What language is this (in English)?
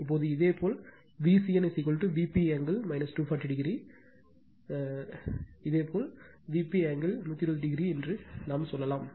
Tamil